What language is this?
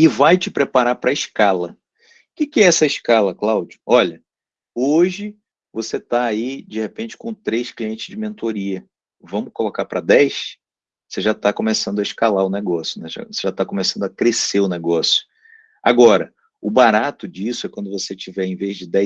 Portuguese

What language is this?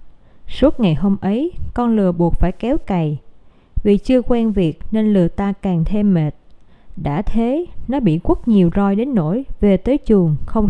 Vietnamese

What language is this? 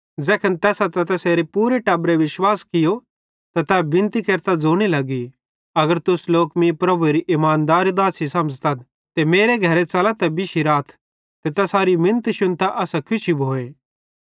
Bhadrawahi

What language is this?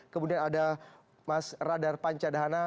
Indonesian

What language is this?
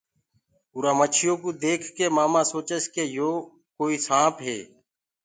Gurgula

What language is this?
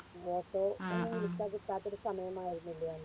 Malayalam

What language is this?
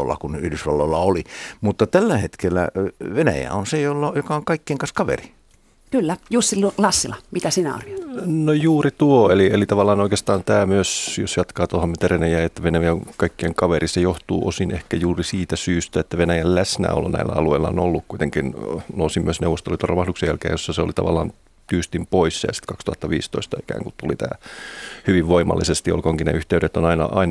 Finnish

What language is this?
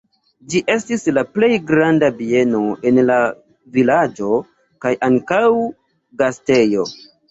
Esperanto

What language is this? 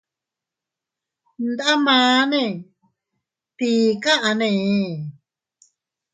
Teutila Cuicatec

